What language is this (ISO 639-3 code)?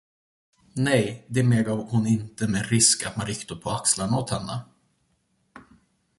swe